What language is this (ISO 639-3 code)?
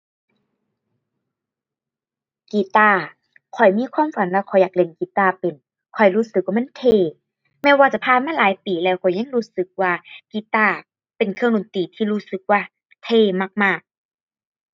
tha